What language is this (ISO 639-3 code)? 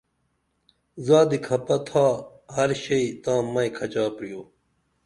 dml